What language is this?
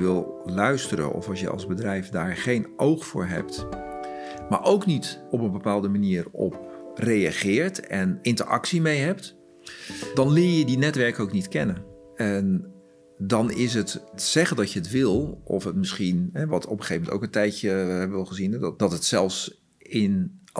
Dutch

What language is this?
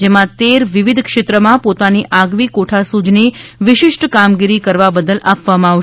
Gujarati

